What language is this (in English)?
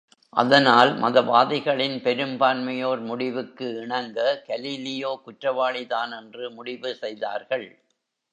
Tamil